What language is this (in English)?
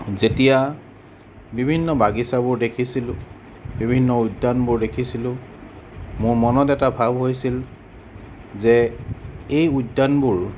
Assamese